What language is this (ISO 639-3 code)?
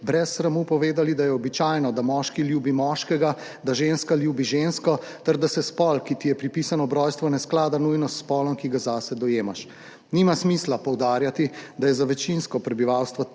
slv